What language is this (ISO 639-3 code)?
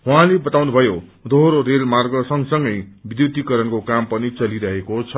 nep